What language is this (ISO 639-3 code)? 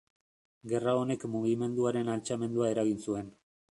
eus